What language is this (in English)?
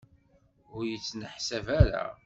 Kabyle